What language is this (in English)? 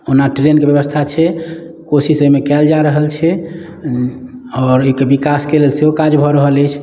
Maithili